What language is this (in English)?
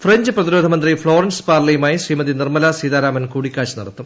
Malayalam